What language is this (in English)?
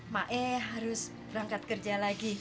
Indonesian